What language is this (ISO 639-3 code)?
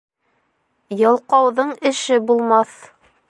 bak